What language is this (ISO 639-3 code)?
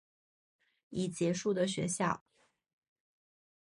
zho